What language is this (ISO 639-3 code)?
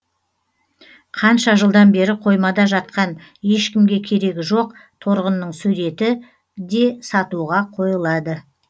kaz